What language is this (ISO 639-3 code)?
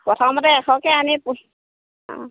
asm